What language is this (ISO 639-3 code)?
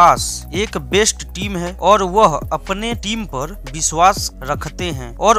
hin